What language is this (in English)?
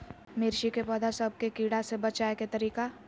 Magahi